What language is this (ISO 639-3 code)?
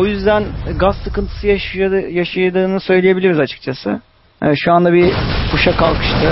tur